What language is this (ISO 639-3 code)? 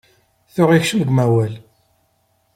kab